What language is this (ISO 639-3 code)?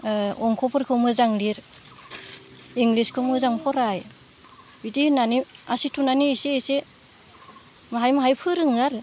brx